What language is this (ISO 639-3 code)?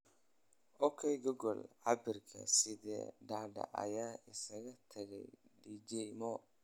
som